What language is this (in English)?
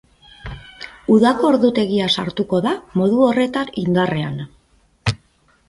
Basque